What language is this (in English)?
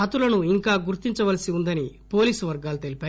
Telugu